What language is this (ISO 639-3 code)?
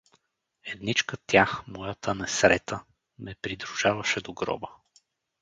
bul